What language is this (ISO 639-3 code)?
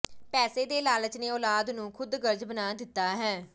pan